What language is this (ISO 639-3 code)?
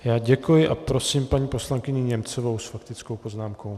ces